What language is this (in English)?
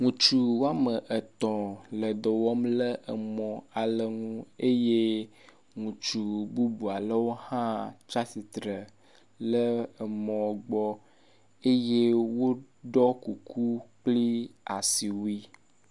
Ewe